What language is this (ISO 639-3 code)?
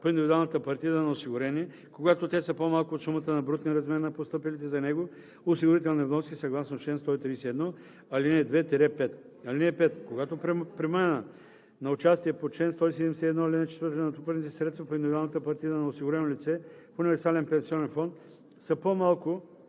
bul